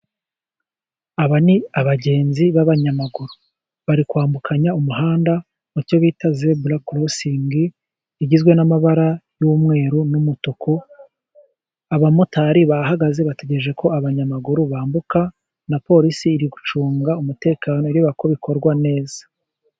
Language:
Kinyarwanda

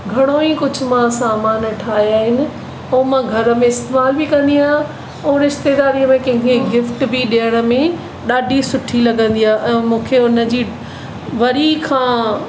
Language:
Sindhi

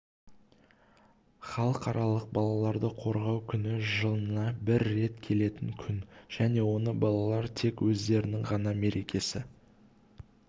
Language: Kazakh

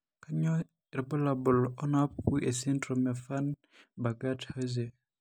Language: Masai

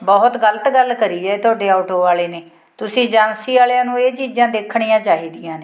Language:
Punjabi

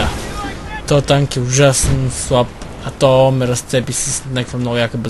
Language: Romanian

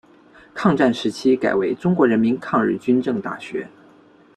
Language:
Chinese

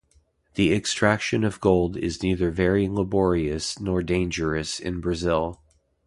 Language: English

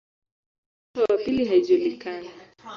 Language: Swahili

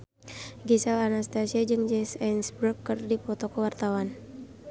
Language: Sundanese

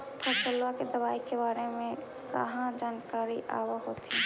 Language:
Magahi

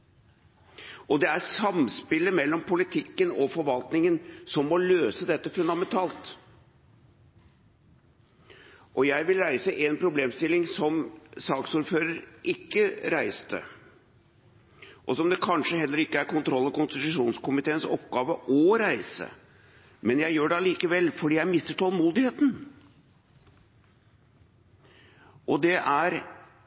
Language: Norwegian Bokmål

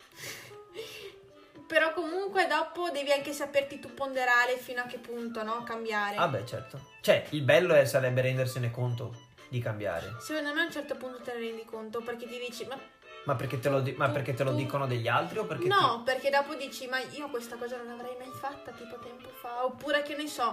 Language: Italian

